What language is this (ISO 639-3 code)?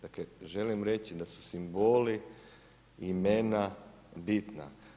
hrv